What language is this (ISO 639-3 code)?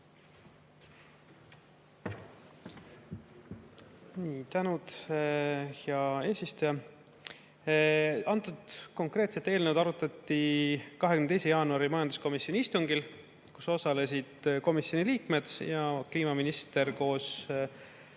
est